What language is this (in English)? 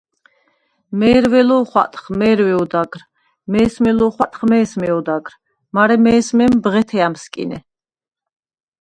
Svan